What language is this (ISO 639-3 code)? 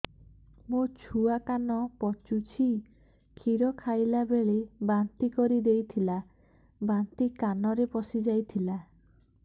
ori